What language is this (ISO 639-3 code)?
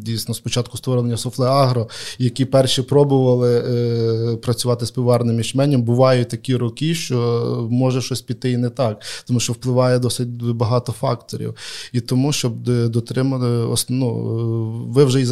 ukr